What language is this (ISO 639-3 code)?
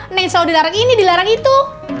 ind